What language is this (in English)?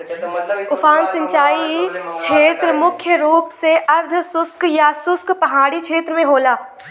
Bhojpuri